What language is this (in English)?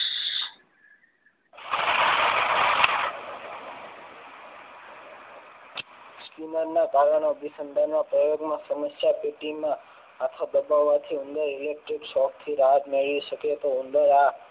Gujarati